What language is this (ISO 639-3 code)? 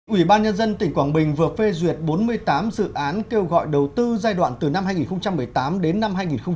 vie